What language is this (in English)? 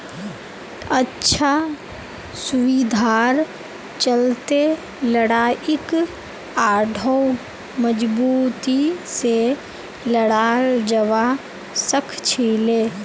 Magahi